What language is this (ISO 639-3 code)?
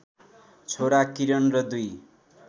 nep